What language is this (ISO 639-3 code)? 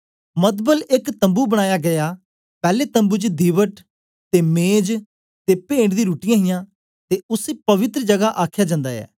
doi